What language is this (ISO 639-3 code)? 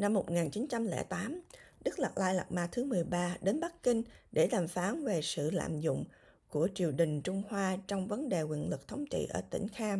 vie